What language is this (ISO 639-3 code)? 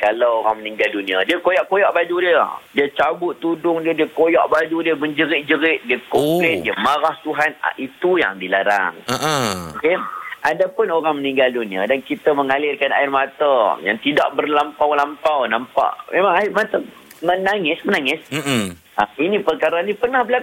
msa